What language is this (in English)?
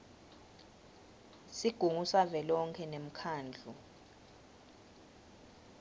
Swati